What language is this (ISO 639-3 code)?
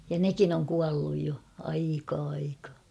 fin